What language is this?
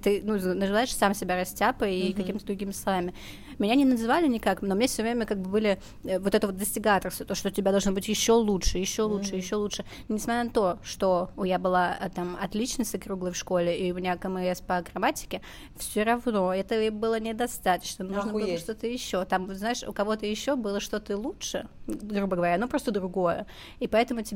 Russian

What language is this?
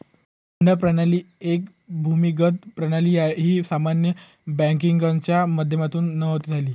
Marathi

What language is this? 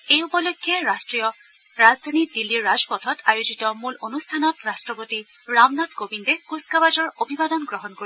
Assamese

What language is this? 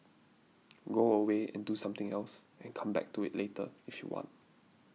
English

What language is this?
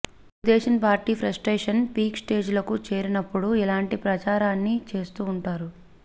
Telugu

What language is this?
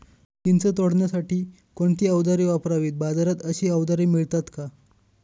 Marathi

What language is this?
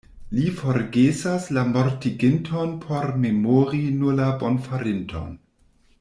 Esperanto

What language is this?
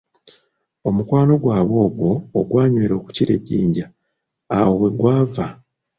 Ganda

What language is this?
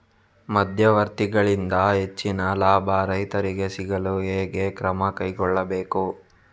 Kannada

